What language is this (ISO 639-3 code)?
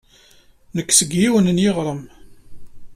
kab